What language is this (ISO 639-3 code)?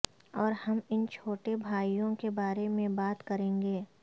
urd